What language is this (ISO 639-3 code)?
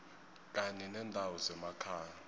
nbl